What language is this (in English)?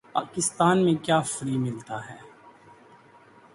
Urdu